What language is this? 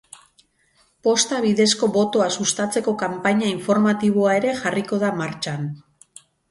Basque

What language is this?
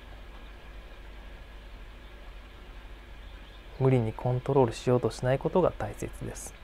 Japanese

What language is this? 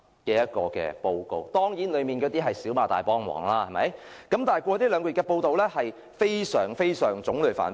Cantonese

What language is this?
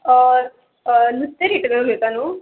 Konkani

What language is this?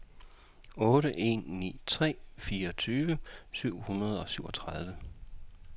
Danish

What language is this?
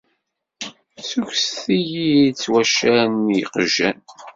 Kabyle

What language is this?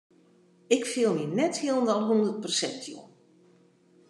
Western Frisian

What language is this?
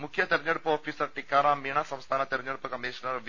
Malayalam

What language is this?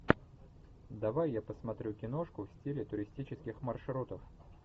Russian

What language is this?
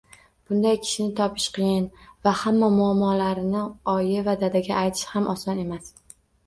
Uzbek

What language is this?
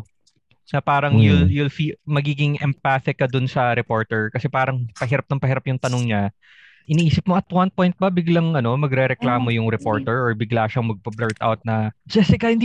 Filipino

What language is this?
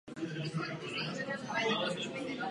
Czech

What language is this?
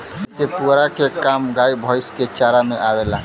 Bhojpuri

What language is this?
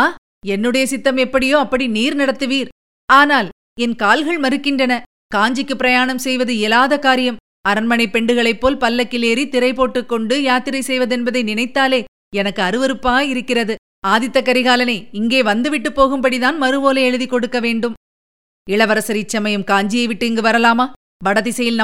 Tamil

